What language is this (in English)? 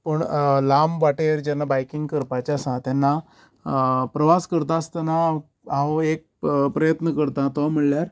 Konkani